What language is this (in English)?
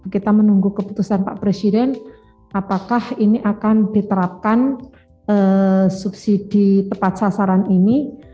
Indonesian